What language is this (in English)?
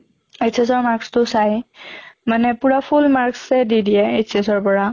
Assamese